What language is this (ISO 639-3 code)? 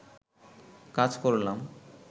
ben